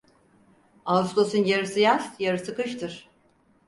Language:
Turkish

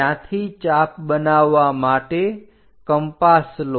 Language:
Gujarati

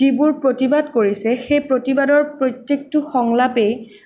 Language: Assamese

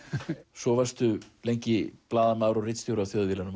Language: Icelandic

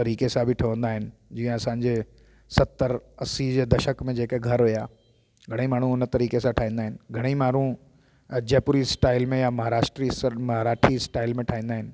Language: Sindhi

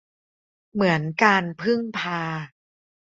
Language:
Thai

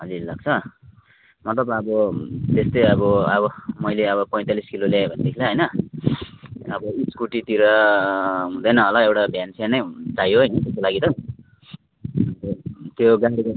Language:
Nepali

